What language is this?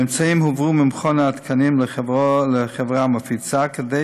Hebrew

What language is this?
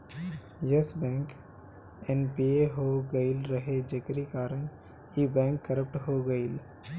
Bhojpuri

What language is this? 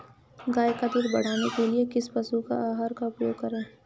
Hindi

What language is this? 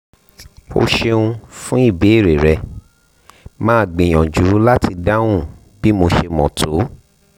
Yoruba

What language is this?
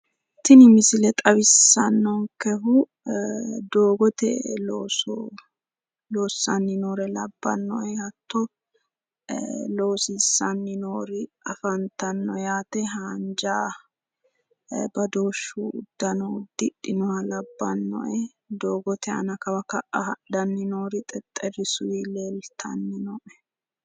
Sidamo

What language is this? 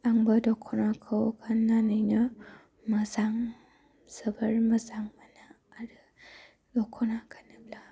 Bodo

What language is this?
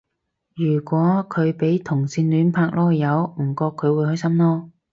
Cantonese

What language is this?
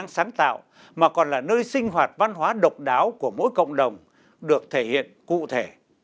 Vietnamese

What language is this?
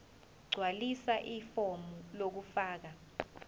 Zulu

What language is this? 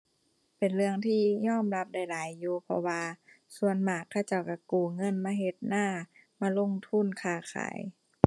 Thai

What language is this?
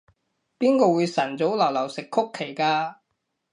Cantonese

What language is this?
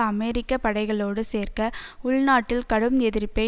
Tamil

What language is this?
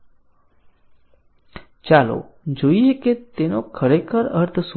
Gujarati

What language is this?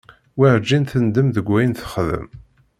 Kabyle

